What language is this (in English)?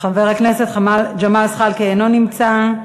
Hebrew